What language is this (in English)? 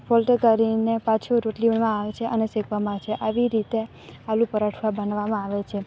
Gujarati